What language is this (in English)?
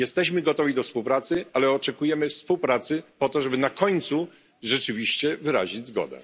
Polish